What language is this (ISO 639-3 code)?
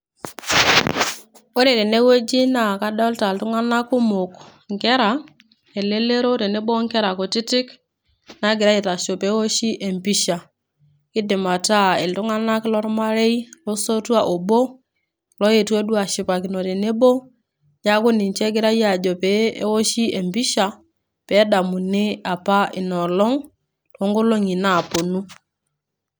mas